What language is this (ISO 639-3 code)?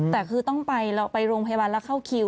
tha